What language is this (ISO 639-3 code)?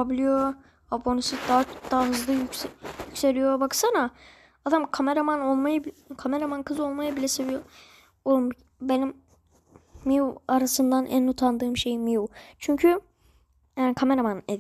tur